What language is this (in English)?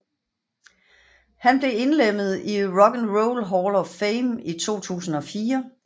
Danish